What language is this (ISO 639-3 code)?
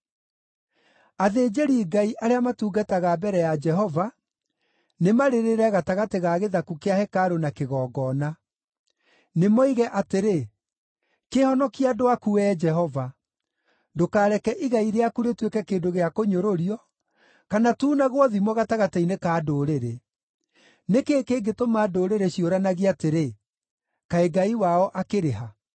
kik